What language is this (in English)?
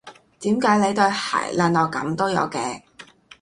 Cantonese